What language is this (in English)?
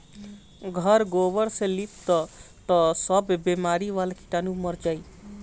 Bhojpuri